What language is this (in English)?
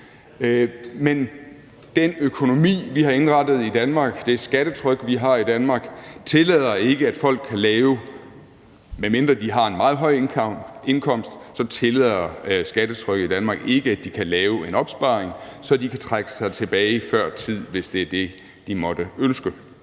Danish